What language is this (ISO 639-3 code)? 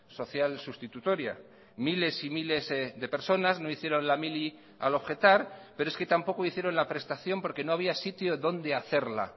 spa